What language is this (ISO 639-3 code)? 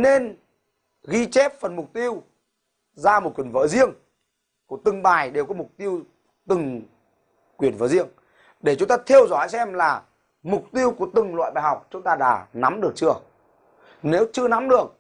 vie